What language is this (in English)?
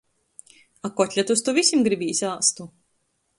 Latgalian